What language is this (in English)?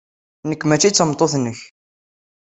Kabyle